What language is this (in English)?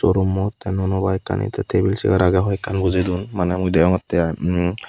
Chakma